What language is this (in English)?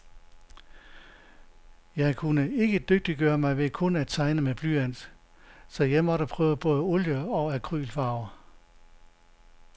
Danish